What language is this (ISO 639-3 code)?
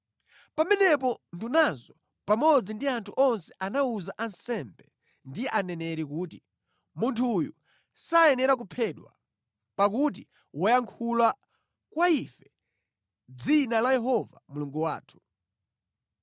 nya